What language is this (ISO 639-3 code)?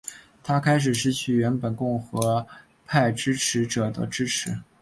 zho